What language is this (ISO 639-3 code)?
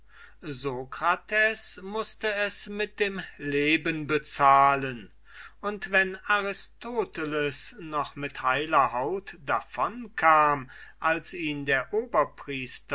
deu